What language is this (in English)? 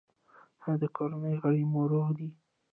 Pashto